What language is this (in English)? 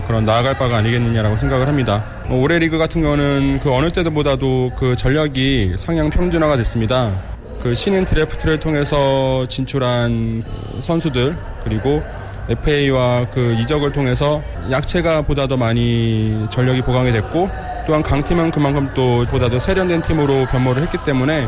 Korean